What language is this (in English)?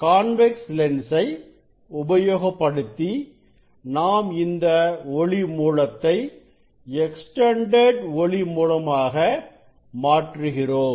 Tamil